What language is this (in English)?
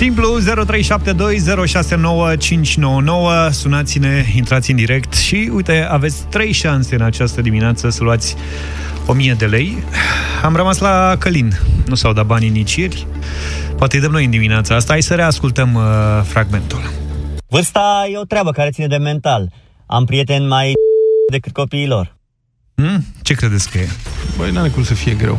Romanian